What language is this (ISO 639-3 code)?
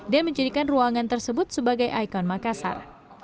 ind